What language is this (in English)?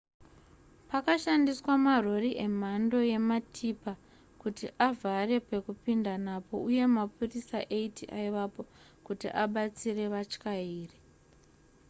Shona